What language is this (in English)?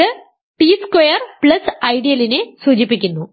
Malayalam